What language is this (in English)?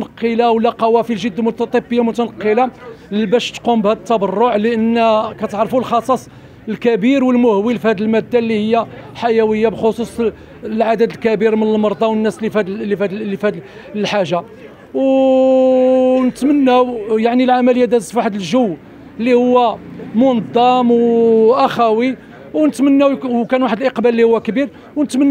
Arabic